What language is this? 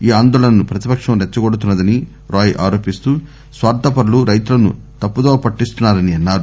Telugu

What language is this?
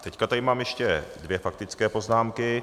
Czech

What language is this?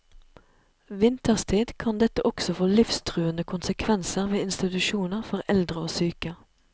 Norwegian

